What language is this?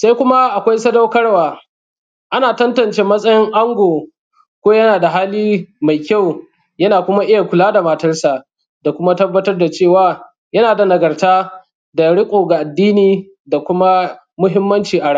Hausa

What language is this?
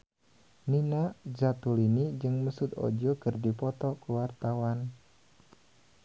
Sundanese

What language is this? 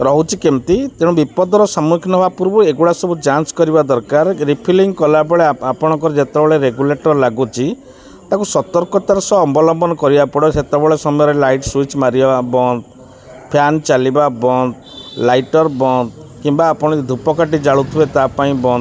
Odia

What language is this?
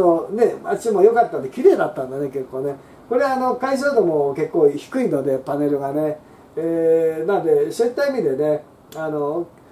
Japanese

